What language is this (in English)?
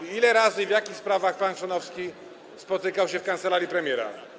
Polish